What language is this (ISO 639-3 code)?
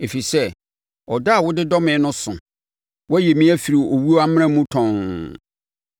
aka